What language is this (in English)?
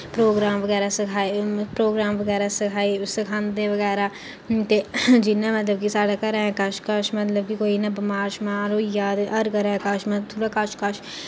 Dogri